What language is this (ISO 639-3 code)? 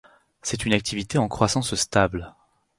fra